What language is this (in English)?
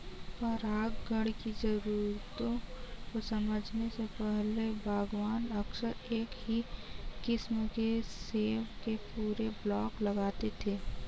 Hindi